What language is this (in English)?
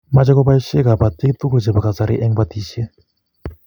Kalenjin